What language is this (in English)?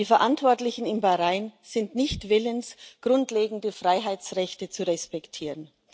German